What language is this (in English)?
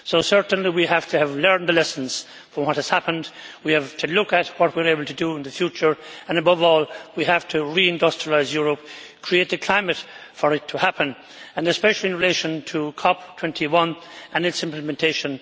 English